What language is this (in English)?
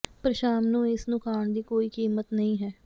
Punjabi